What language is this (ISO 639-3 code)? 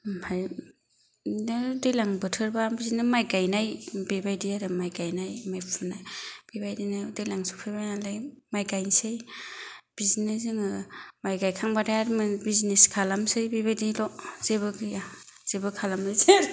brx